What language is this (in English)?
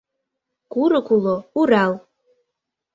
Mari